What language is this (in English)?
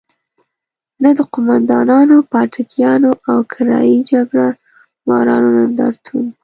Pashto